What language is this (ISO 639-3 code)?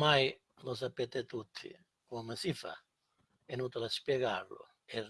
ita